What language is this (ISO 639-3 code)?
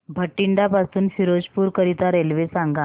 mar